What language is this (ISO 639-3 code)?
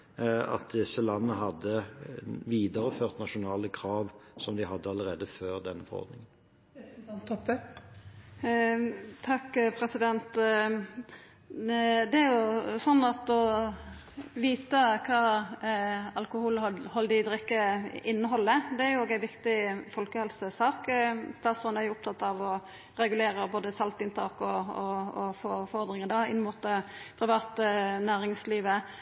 nor